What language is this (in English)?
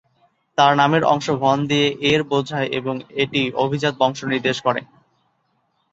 Bangla